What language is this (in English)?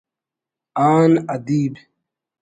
Brahui